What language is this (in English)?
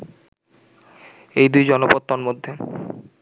Bangla